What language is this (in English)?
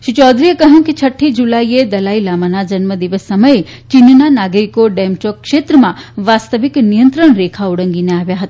Gujarati